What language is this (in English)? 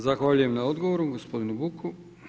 Croatian